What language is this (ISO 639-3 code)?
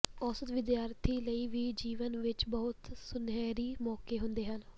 pan